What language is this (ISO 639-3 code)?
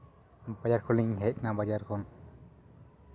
sat